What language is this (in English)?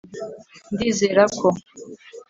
Kinyarwanda